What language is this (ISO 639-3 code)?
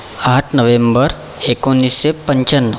mar